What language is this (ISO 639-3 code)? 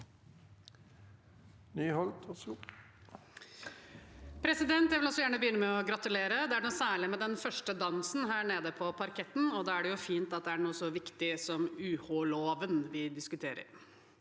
nor